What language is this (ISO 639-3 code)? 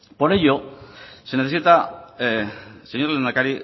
spa